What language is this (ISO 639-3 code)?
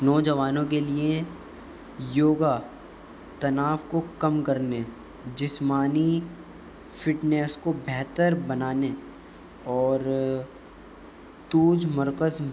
urd